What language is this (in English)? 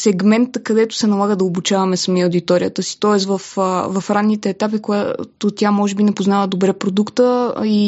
Bulgarian